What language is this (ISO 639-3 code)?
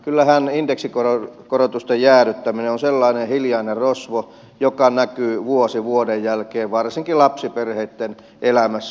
fin